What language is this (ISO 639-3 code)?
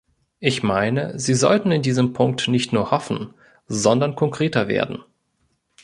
deu